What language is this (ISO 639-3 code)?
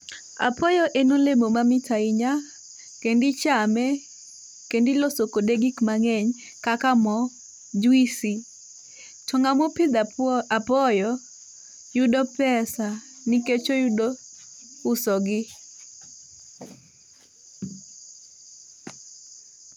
luo